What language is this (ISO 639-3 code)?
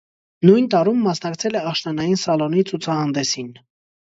hye